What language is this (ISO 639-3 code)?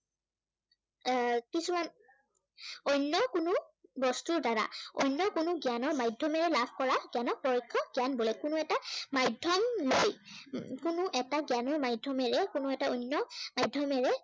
asm